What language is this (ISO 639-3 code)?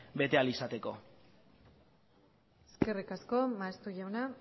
eus